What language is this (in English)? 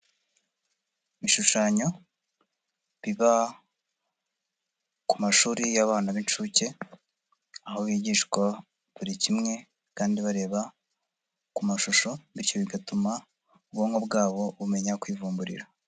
Kinyarwanda